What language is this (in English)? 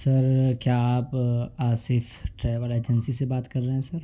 Urdu